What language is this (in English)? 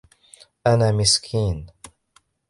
Arabic